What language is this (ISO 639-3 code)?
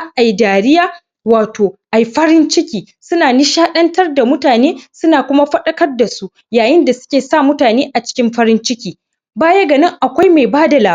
hau